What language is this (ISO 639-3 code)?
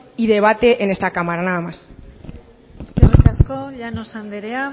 eus